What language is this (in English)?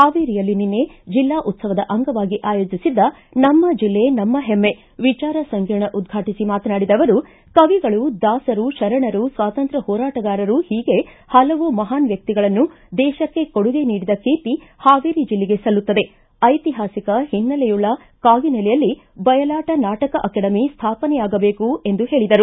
Kannada